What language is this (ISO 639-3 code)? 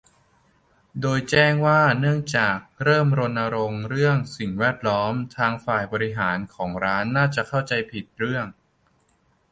tha